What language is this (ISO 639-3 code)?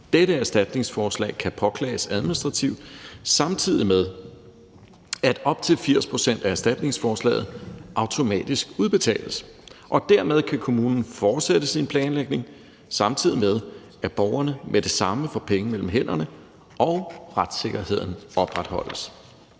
dan